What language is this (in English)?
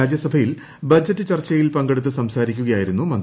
Malayalam